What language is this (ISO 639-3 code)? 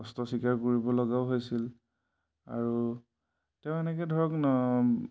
asm